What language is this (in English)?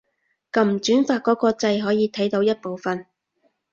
Cantonese